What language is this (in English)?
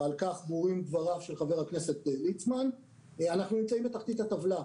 Hebrew